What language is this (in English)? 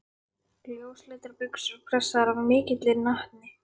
Icelandic